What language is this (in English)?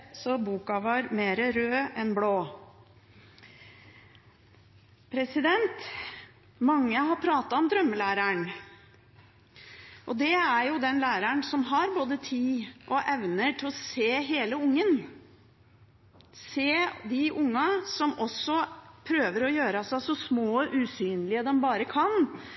Norwegian Bokmål